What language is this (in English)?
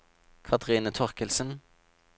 Norwegian